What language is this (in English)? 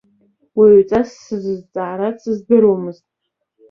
Abkhazian